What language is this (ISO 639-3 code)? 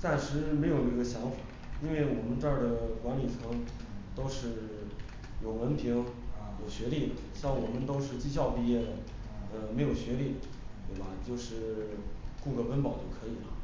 zho